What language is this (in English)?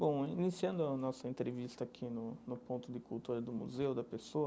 Portuguese